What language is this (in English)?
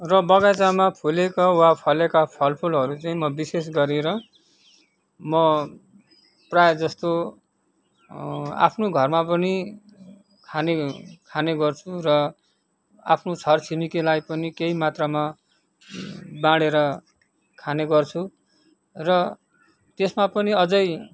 Nepali